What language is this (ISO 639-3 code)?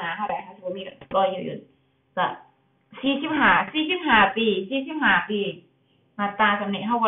tha